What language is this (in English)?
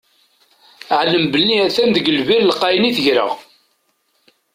Kabyle